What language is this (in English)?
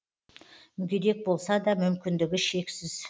Kazakh